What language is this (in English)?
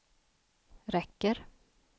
Swedish